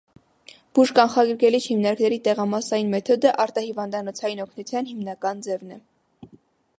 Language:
Armenian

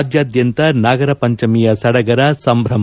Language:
Kannada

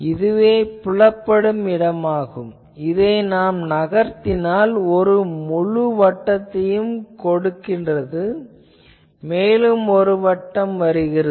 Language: Tamil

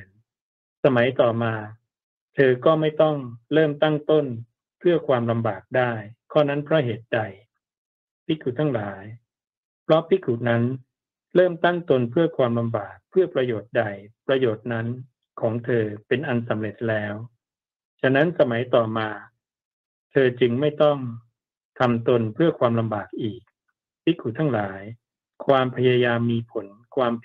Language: Thai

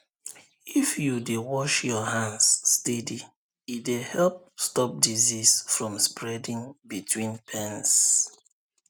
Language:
Nigerian Pidgin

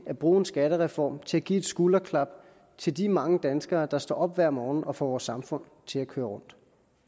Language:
Danish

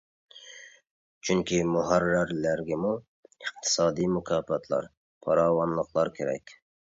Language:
Uyghur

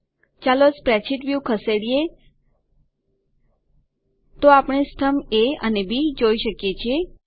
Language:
Gujarati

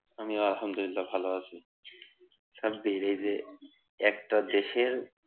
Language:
Bangla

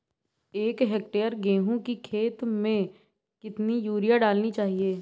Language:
Hindi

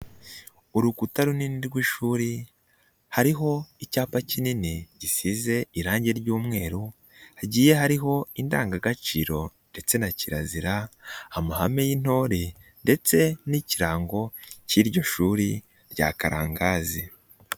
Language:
Kinyarwanda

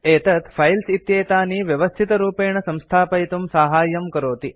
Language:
Sanskrit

